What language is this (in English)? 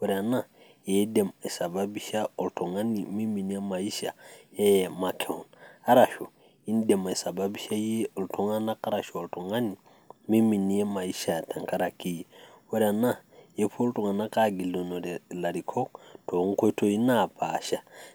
Masai